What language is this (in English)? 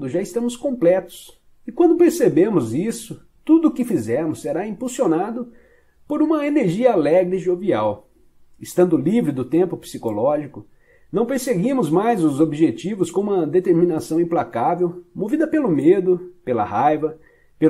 Portuguese